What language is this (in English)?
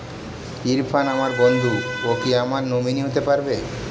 Bangla